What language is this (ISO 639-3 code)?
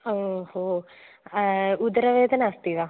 san